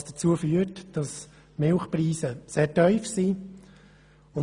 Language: Swiss German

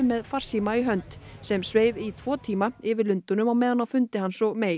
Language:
Icelandic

